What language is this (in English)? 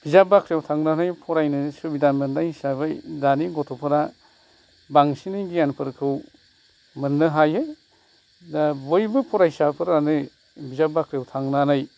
Bodo